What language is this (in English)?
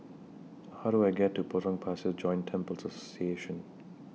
English